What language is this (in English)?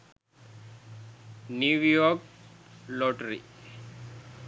Sinhala